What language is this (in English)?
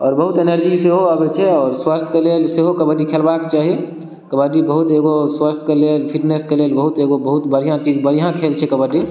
Maithili